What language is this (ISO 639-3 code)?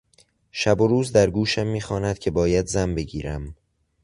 fas